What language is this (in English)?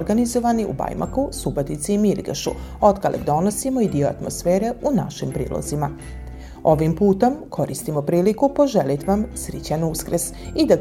Croatian